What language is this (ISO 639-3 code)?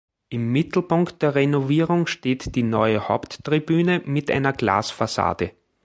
deu